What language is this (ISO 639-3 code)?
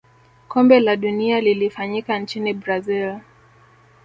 swa